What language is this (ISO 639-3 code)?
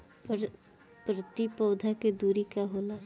bho